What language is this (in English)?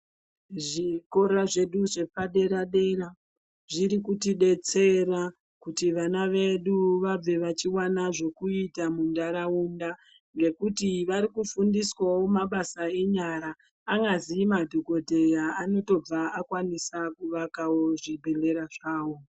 Ndau